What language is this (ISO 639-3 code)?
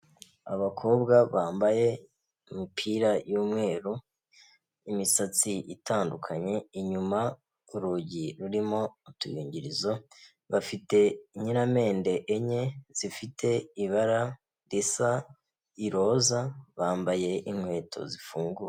kin